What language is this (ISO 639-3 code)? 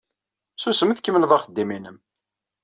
kab